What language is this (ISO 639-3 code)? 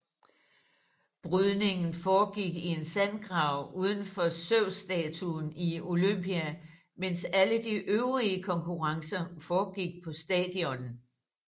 dan